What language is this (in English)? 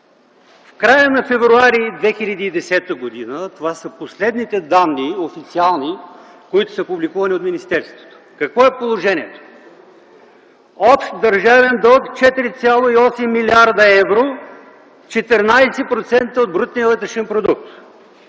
Bulgarian